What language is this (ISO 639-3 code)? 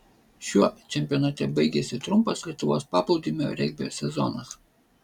lit